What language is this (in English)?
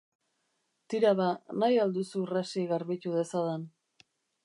Basque